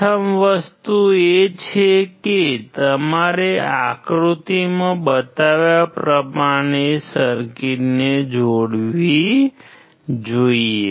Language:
Gujarati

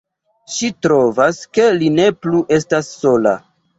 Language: Esperanto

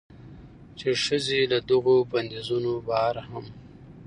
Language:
Pashto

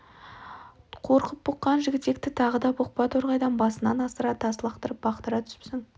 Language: Kazakh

